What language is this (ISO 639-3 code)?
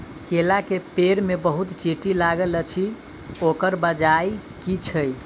mai